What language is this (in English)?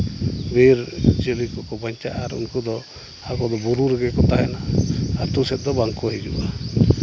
Santali